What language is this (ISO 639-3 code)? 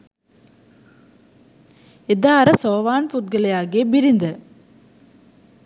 sin